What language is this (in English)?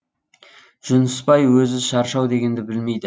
Kazakh